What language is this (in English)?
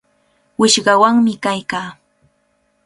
Cajatambo North Lima Quechua